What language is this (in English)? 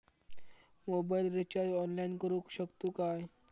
Marathi